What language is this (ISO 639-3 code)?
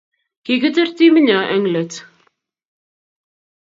kln